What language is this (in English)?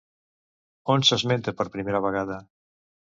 Catalan